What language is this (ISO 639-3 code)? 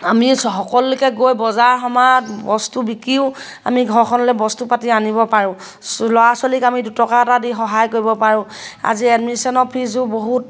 asm